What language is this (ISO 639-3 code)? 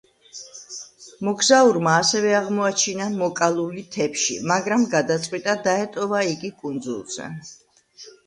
kat